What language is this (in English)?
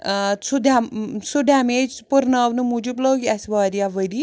Kashmiri